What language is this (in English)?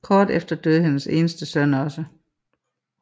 Danish